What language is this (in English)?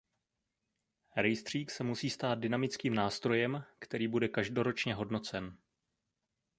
Czech